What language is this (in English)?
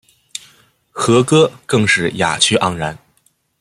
Chinese